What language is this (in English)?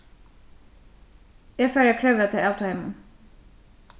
Faroese